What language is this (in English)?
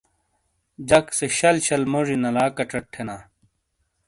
Shina